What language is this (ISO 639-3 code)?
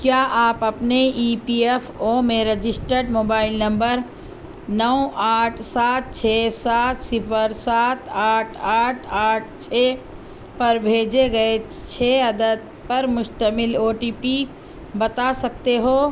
urd